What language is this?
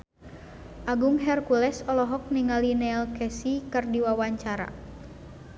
Sundanese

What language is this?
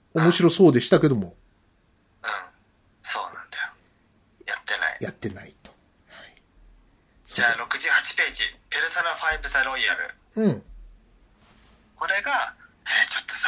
Japanese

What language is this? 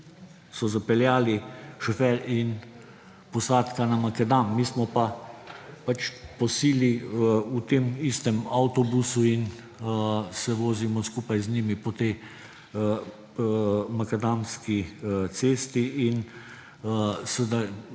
Slovenian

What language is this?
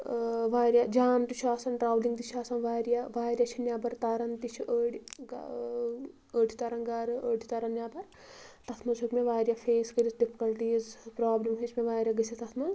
Kashmiri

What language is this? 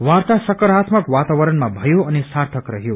Nepali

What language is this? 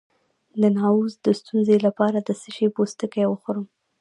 Pashto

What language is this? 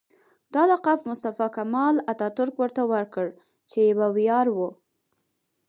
Pashto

